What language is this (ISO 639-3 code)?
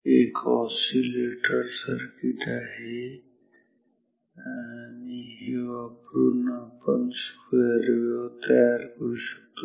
mar